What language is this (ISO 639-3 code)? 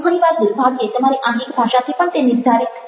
guj